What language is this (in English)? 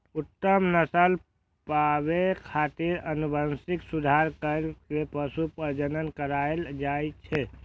Maithili